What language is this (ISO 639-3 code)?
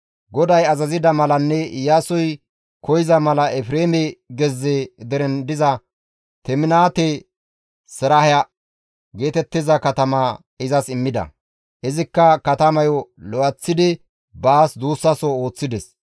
gmv